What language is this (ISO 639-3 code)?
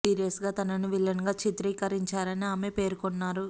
tel